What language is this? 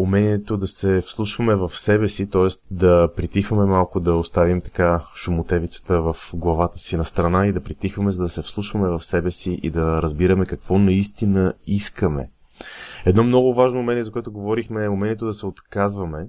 Bulgarian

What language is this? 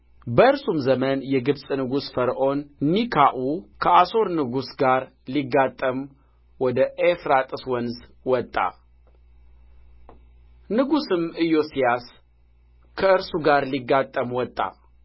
Amharic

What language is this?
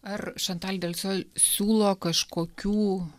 Lithuanian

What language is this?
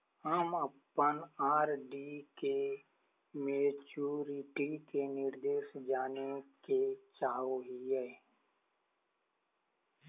Magahi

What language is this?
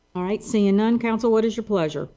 English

